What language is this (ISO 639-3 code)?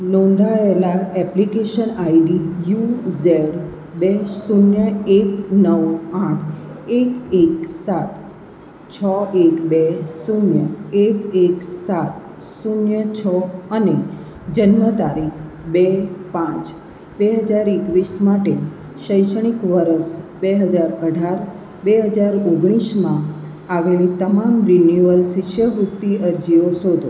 guj